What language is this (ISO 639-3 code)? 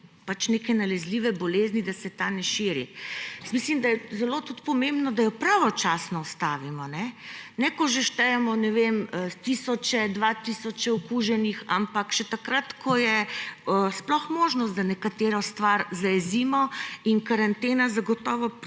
slv